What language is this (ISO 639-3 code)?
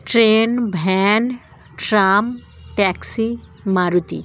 ben